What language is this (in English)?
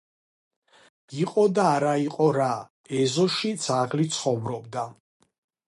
Georgian